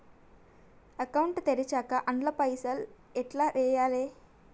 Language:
Telugu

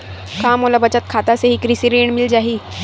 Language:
Chhattisgarhi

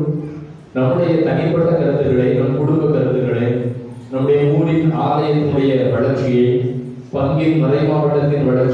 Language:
Tamil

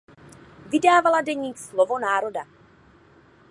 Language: Czech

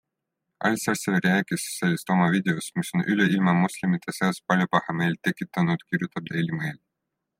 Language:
Estonian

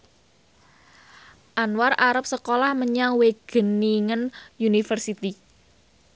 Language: Javanese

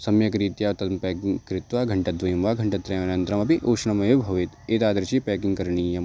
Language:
Sanskrit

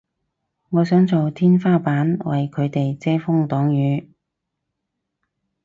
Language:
Cantonese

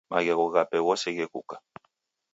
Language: Taita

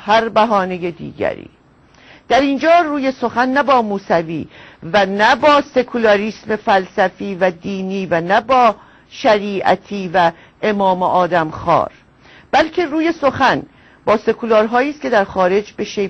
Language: Persian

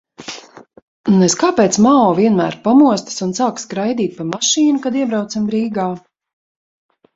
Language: Latvian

